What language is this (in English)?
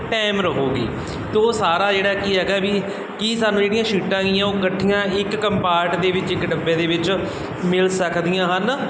Punjabi